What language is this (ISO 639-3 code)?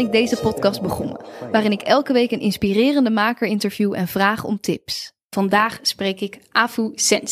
nld